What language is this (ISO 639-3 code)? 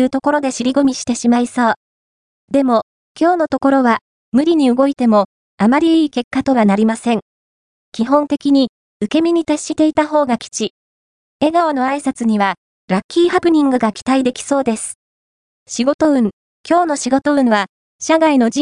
jpn